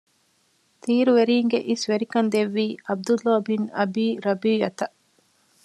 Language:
Divehi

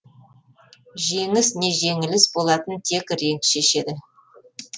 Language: Kazakh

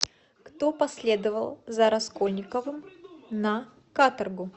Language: Russian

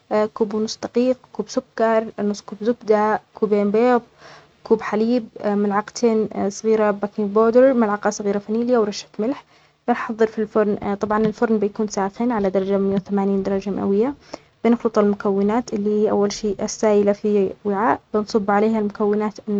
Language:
Omani Arabic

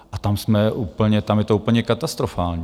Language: Czech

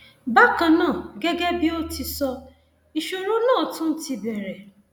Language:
Yoruba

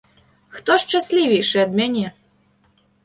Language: Belarusian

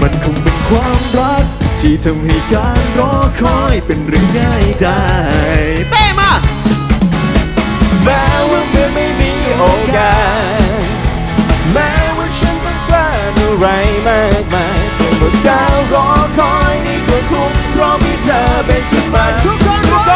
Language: Thai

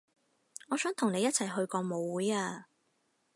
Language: Cantonese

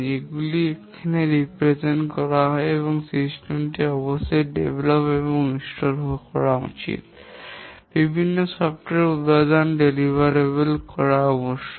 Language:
Bangla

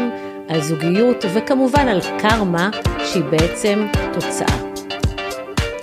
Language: Hebrew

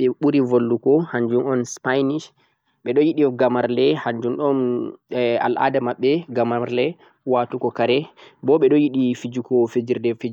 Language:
Central-Eastern Niger Fulfulde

